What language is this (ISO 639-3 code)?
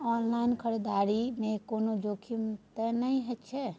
mai